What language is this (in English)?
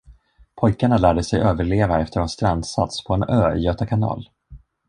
Swedish